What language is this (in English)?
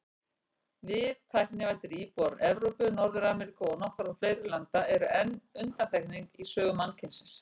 Icelandic